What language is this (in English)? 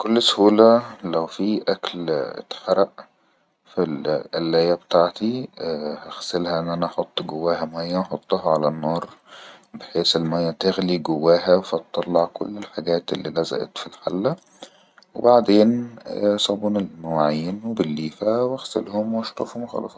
Egyptian Arabic